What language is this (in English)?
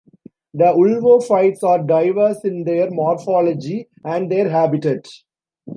English